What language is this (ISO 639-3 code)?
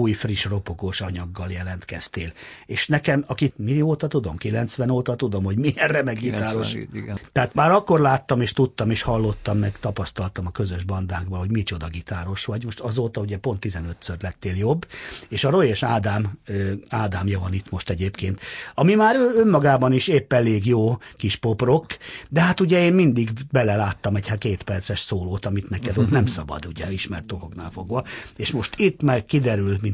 hun